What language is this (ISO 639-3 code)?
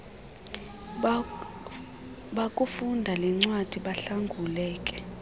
xho